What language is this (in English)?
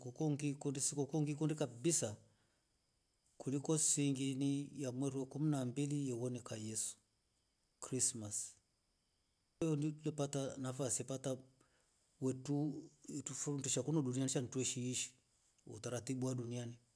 Rombo